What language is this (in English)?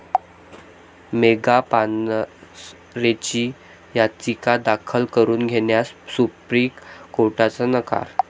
Marathi